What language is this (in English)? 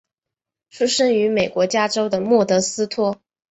Chinese